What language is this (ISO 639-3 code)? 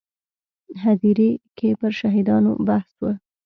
pus